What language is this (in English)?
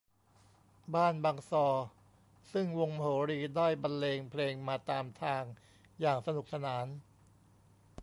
Thai